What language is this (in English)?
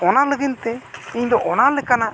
Santali